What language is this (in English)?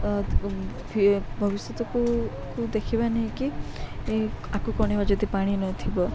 Odia